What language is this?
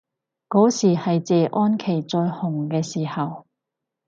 Cantonese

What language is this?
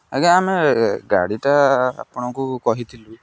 Odia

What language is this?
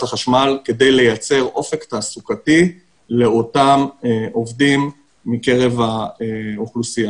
Hebrew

